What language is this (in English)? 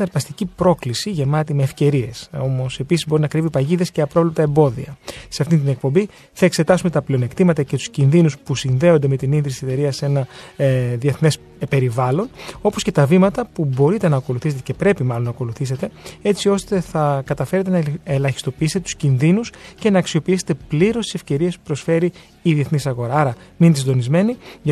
Greek